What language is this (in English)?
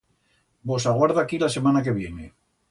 Aragonese